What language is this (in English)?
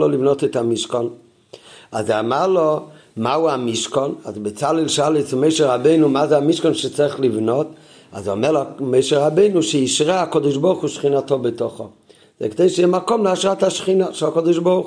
Hebrew